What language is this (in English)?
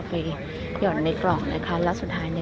Thai